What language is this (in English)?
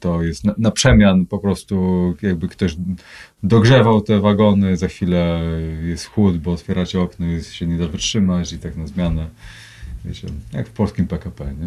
Polish